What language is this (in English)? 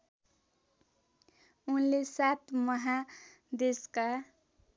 Nepali